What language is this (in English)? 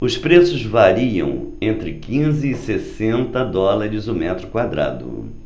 Portuguese